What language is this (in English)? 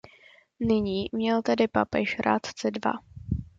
Czech